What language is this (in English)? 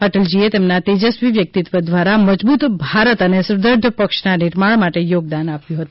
Gujarati